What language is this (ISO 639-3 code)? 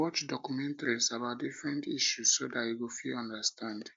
pcm